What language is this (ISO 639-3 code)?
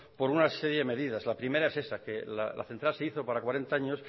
spa